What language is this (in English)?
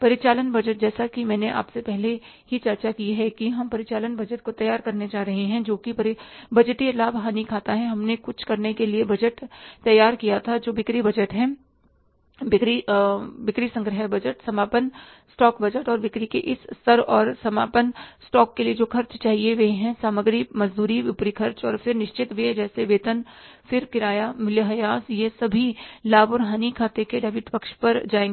Hindi